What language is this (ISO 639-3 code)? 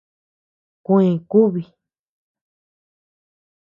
cux